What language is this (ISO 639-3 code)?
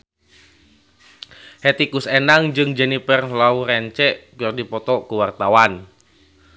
sun